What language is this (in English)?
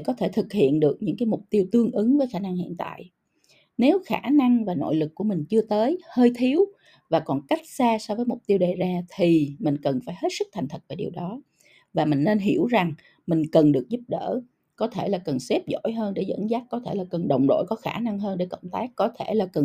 Vietnamese